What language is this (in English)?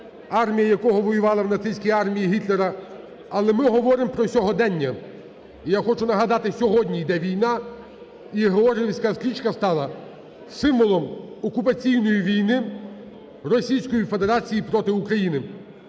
Ukrainian